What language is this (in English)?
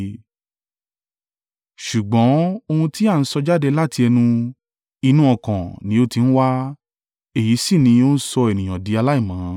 Yoruba